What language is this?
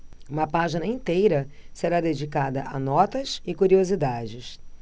Portuguese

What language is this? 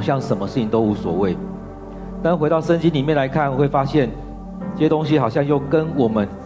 Chinese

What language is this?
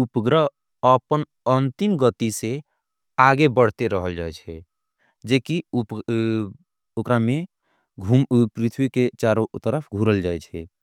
Angika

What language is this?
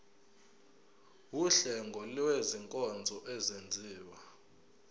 Zulu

